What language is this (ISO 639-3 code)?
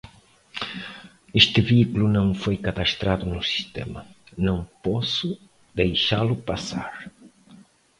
por